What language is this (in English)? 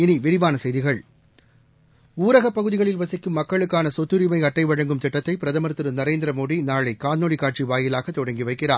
Tamil